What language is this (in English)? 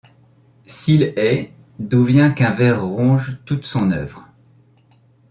French